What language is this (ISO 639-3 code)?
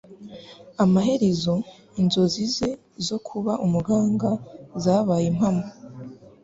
kin